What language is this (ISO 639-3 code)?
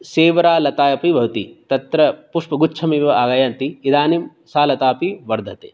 san